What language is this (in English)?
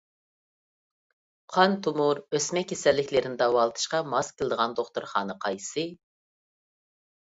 Uyghur